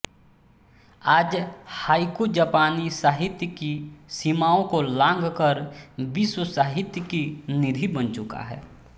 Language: Hindi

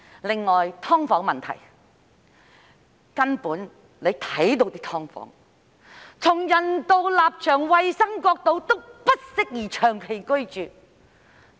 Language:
Cantonese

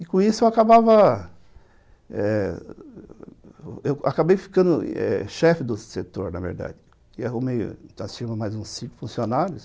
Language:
Portuguese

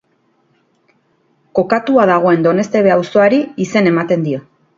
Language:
Basque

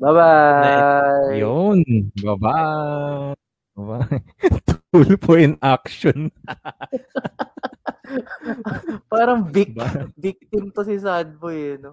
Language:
Filipino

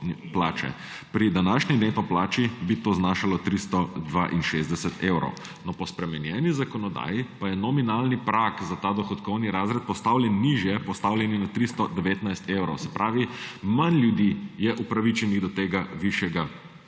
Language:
Slovenian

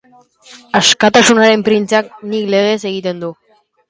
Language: Basque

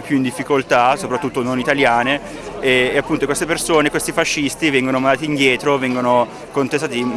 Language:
Italian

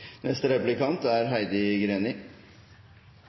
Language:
Norwegian Bokmål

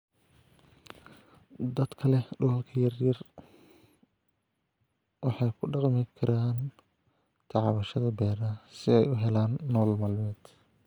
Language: Somali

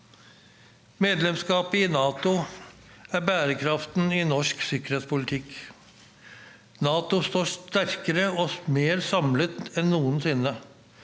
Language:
Norwegian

